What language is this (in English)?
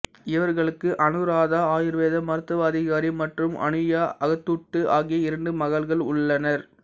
Tamil